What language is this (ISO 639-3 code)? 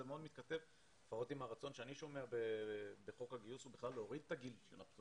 heb